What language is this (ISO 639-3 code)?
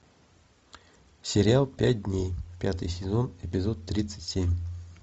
rus